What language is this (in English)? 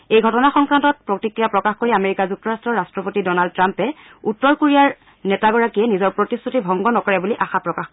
Assamese